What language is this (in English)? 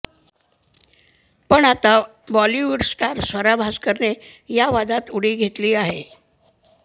Marathi